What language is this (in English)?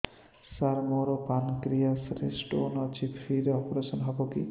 Odia